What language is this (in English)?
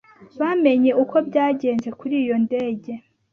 Kinyarwanda